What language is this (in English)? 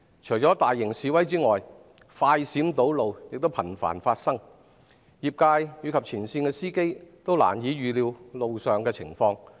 Cantonese